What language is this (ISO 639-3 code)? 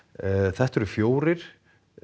isl